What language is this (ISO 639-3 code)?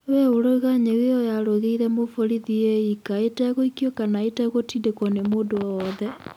kik